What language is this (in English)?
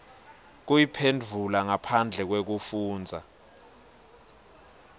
Swati